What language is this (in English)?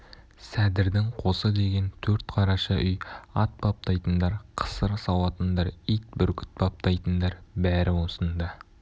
Kazakh